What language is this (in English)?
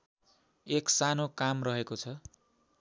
Nepali